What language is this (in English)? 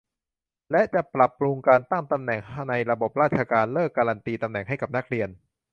Thai